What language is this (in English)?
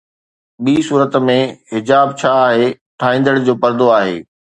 Sindhi